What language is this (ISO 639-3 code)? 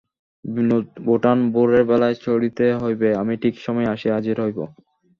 ben